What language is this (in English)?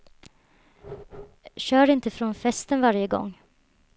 Swedish